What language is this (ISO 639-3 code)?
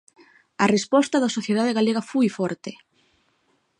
glg